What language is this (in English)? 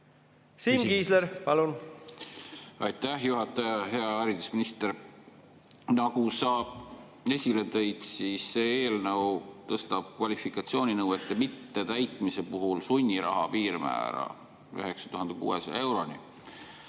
Estonian